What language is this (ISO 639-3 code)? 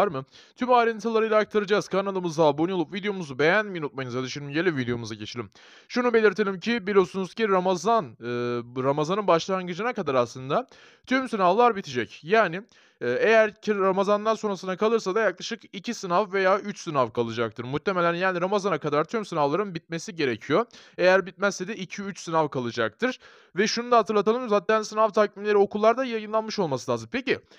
tur